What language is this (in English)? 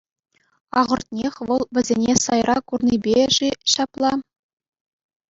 Chuvash